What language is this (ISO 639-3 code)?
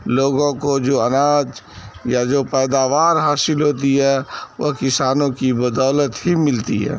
urd